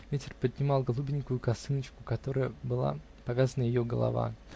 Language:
Russian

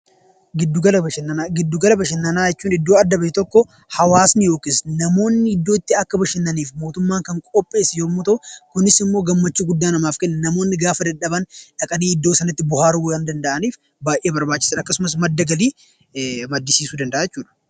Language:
Oromo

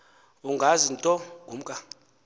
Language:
Xhosa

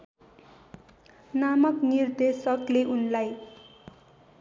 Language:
Nepali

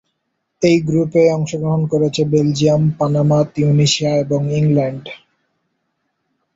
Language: Bangla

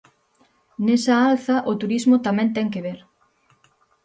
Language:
Galician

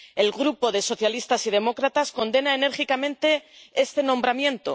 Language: Spanish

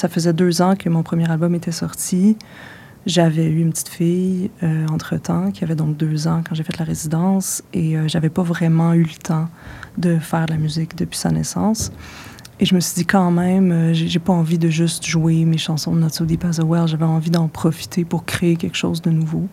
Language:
French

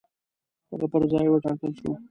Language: Pashto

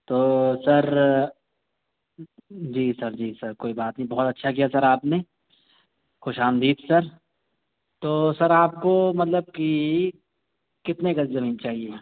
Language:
Urdu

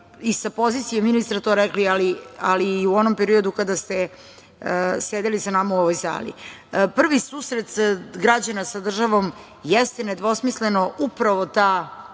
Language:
Serbian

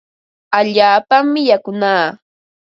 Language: Ambo-Pasco Quechua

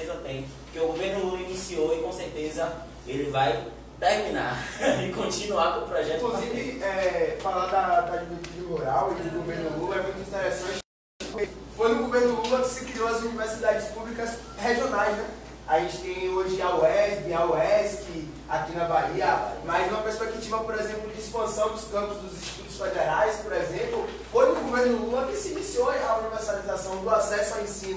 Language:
Portuguese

